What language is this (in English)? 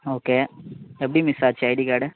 Tamil